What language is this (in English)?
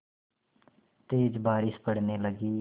Hindi